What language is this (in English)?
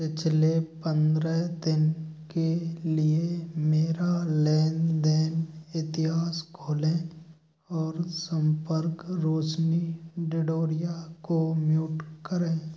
Hindi